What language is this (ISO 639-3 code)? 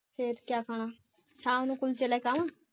pan